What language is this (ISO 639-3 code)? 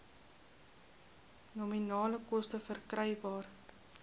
afr